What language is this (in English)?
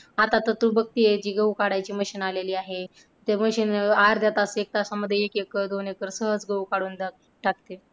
Marathi